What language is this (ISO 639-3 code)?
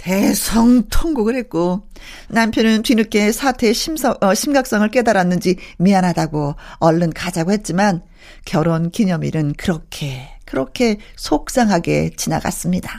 kor